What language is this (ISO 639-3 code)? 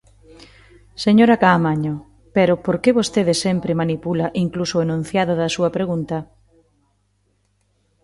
glg